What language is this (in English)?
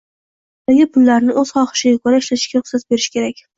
Uzbek